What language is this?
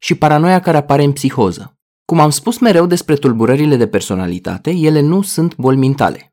Romanian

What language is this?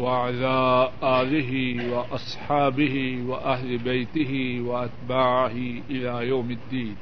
Urdu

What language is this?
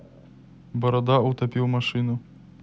Russian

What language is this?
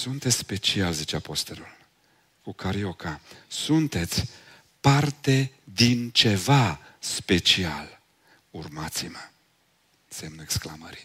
Romanian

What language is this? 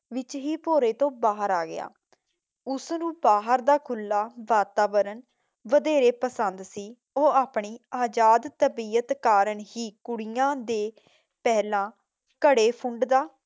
Punjabi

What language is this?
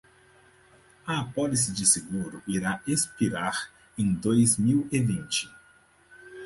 Portuguese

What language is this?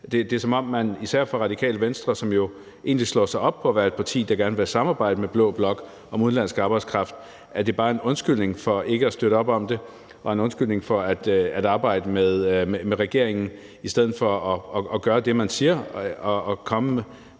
Danish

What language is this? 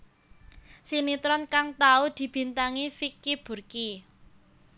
Javanese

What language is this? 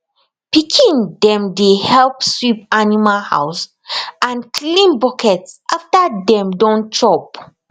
Nigerian Pidgin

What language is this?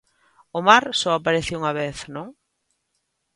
Galician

